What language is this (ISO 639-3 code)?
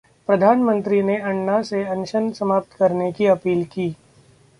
hin